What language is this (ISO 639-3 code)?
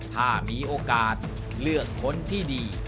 tha